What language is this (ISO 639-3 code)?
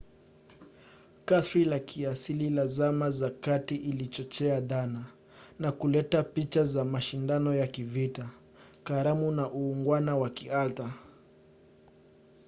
swa